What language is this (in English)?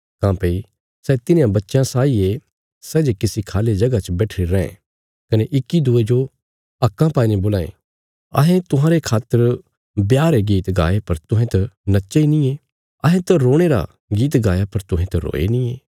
Bilaspuri